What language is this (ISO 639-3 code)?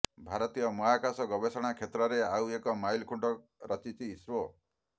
ori